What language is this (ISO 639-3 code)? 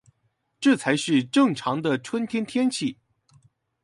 zho